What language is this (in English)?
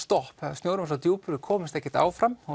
Icelandic